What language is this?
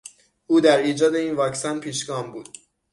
Persian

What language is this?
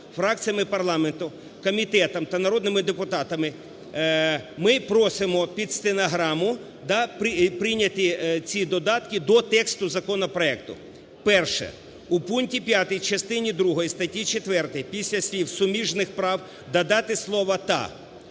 Ukrainian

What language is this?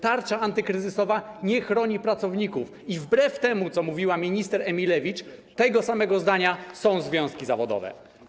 Polish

